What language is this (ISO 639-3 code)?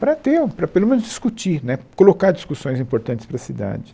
por